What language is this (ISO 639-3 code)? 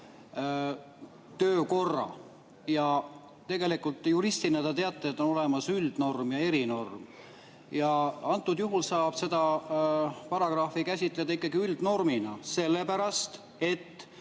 est